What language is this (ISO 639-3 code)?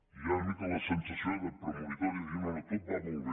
cat